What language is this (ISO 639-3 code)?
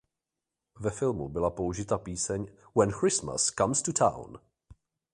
ces